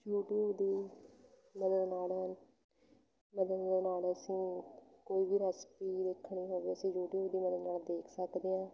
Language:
Punjabi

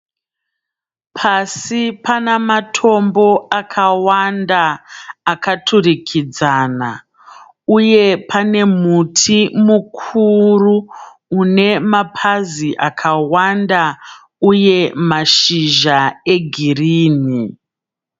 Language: Shona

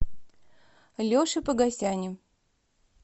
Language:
Russian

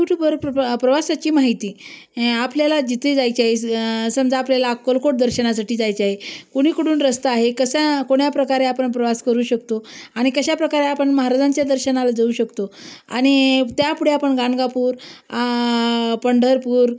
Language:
Marathi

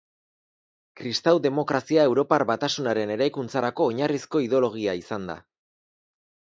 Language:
Basque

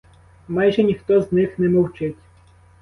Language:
Ukrainian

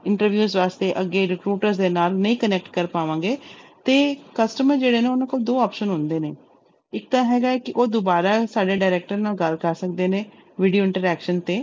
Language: Punjabi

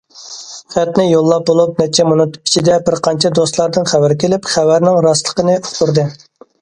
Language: Uyghur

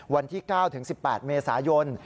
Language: Thai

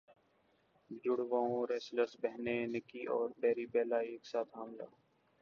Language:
Urdu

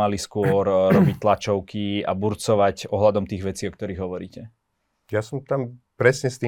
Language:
Slovak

